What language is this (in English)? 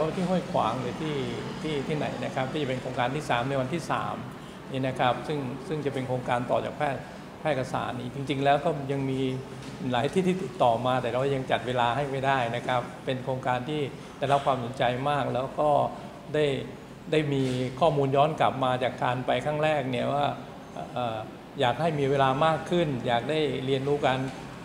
Thai